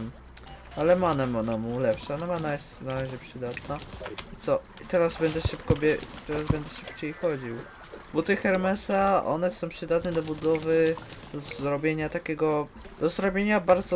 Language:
Polish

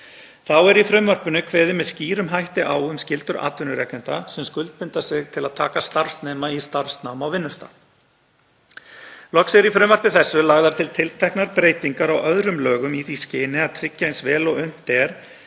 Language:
Icelandic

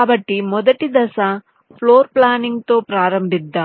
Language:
Telugu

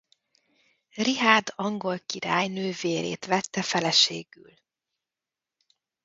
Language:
Hungarian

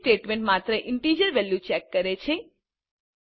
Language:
Gujarati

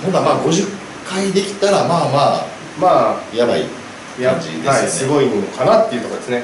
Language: Japanese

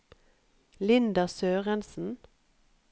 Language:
Norwegian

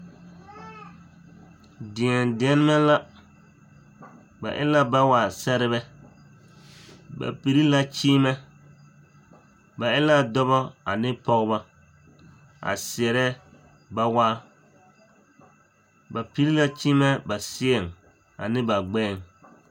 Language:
Southern Dagaare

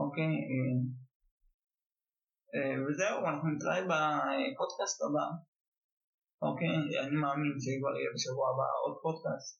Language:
Hebrew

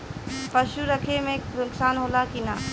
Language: Bhojpuri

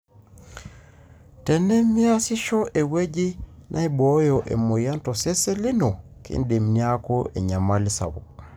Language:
Masai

